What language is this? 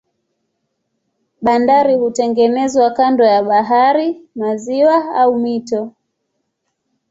Swahili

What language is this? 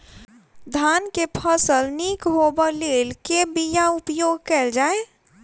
Maithili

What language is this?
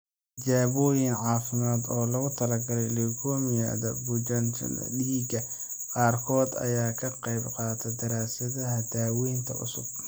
Somali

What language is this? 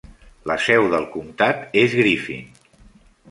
Catalan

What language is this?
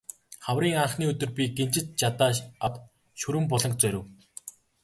Mongolian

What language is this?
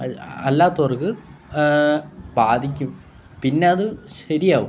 Malayalam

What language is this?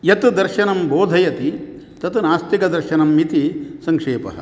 Sanskrit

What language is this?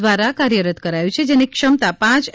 Gujarati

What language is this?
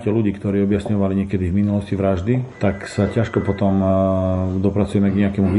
Slovak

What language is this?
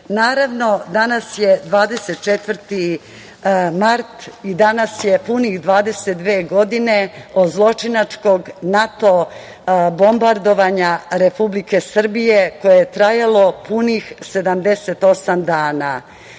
Serbian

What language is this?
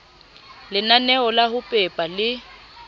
Southern Sotho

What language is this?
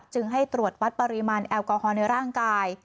Thai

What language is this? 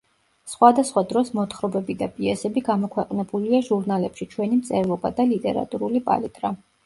Georgian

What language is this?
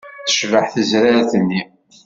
Kabyle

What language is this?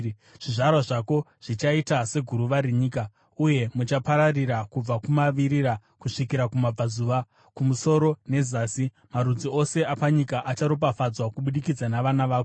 Shona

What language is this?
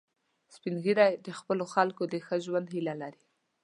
Pashto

